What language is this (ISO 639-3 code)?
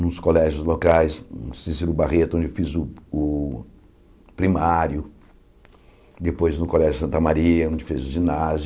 por